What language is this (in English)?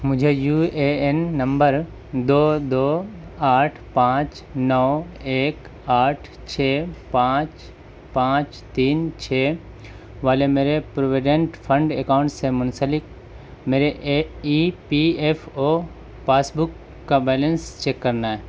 Urdu